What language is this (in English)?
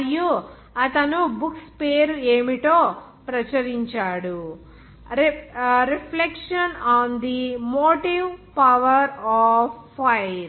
Telugu